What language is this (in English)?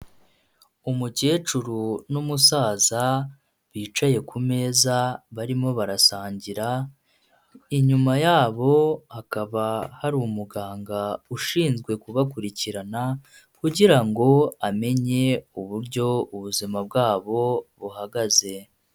Kinyarwanda